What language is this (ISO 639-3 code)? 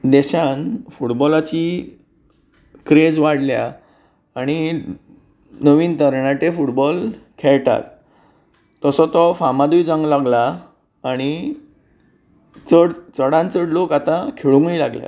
kok